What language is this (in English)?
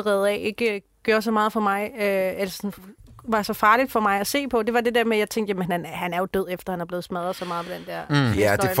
Danish